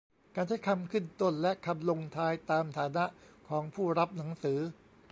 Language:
Thai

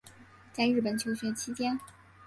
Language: Chinese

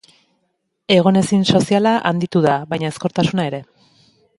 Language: Basque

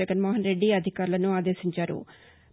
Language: Telugu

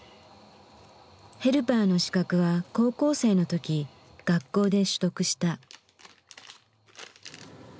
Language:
Japanese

